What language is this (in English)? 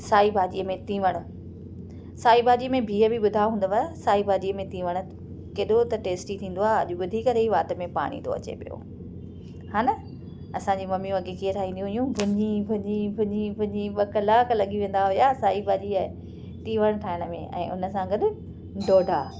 Sindhi